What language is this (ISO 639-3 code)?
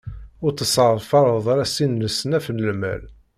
kab